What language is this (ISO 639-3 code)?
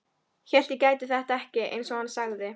isl